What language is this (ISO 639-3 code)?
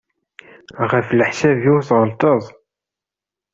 kab